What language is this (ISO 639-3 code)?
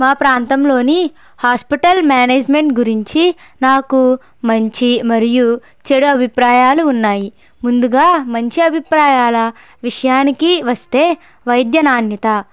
tel